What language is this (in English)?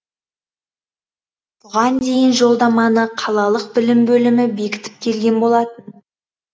Kazakh